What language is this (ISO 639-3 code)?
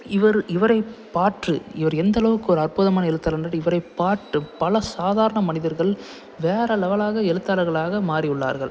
tam